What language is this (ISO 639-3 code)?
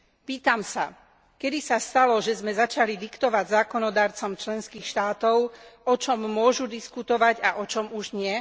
slk